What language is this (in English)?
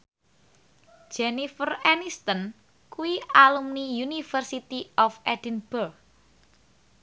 Javanese